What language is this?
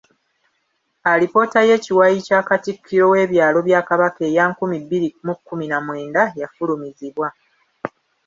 Ganda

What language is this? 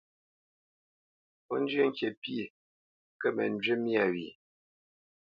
Bamenyam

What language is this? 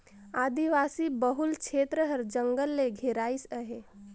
Chhattisgarhi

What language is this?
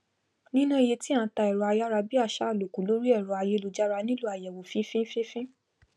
Yoruba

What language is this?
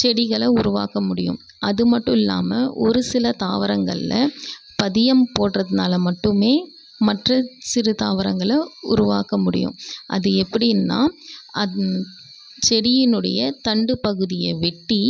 Tamil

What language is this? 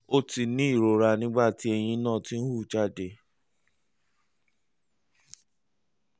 Yoruba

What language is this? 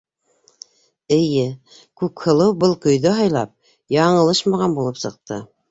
Bashkir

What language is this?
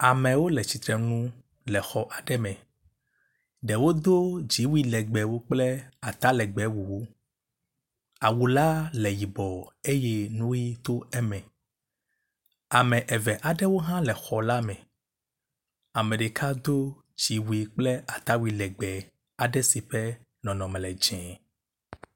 Ewe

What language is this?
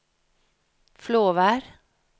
Norwegian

